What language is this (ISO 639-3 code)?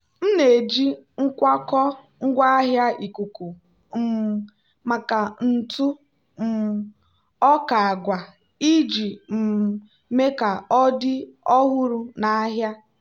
ibo